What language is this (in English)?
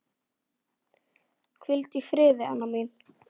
Icelandic